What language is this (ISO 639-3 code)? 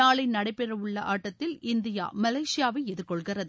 tam